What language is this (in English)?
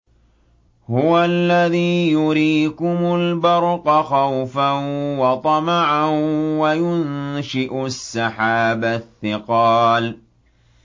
Arabic